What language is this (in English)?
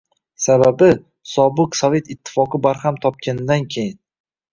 Uzbek